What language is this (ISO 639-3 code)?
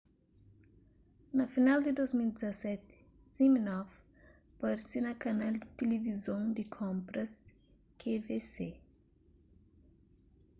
kea